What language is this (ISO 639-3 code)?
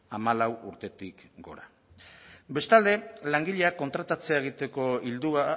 eus